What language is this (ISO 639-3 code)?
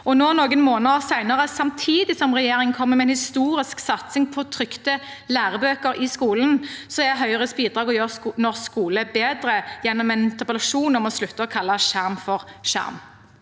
nor